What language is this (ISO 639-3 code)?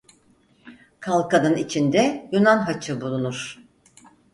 tur